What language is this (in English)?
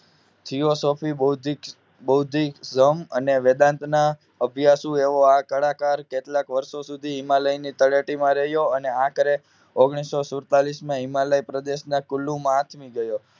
Gujarati